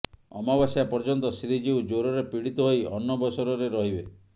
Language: Odia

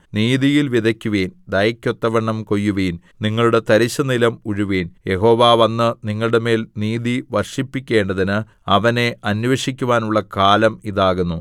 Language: Malayalam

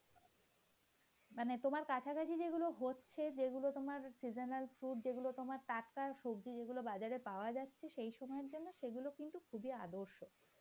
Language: Bangla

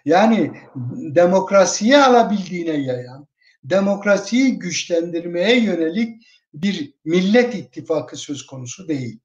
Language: Turkish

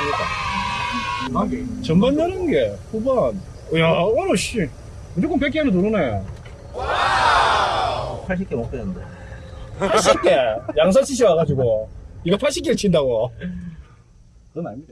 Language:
Korean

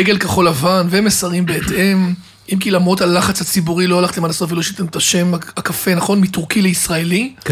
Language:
Hebrew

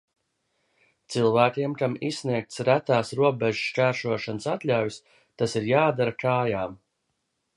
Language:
Latvian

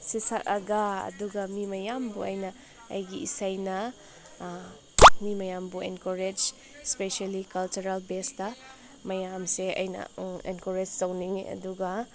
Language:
Manipuri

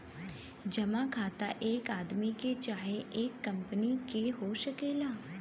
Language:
Bhojpuri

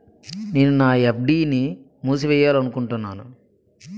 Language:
Telugu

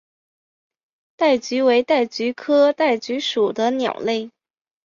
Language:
Chinese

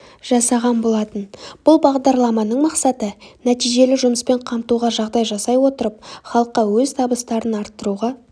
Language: Kazakh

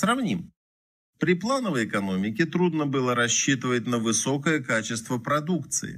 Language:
Russian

